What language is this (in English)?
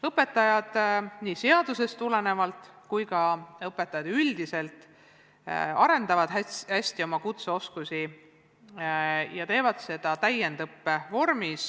Estonian